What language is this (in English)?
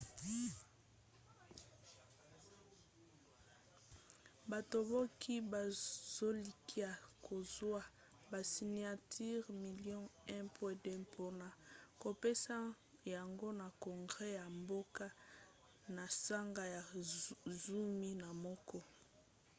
Lingala